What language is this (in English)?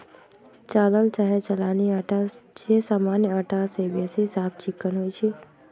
Magahi